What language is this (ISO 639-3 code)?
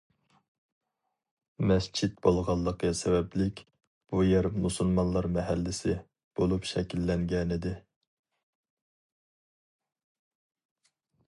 uig